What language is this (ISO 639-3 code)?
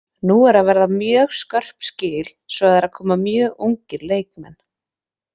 isl